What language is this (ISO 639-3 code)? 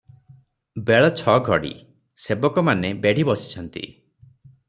ori